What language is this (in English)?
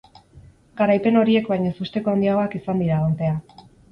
Basque